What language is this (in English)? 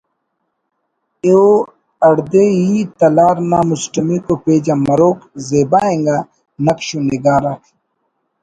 Brahui